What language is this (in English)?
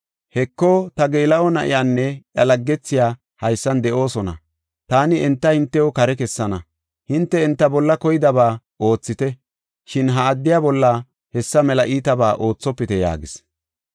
Gofa